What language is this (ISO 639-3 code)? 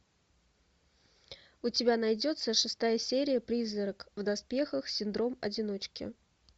rus